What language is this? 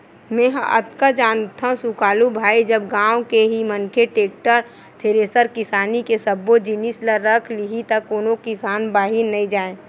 Chhattisgarhi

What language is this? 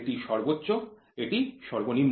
Bangla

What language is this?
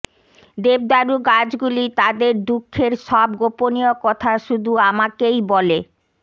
Bangla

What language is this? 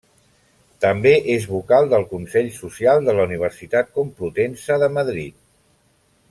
Catalan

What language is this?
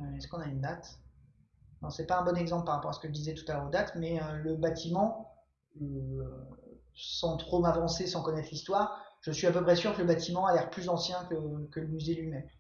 French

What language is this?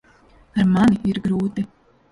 Latvian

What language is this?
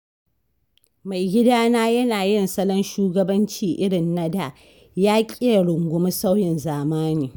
Hausa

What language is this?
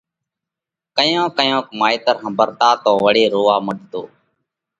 Parkari Koli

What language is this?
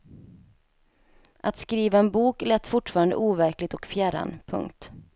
Swedish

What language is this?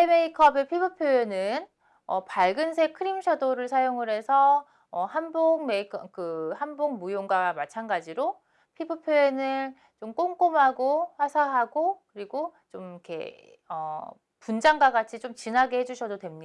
Korean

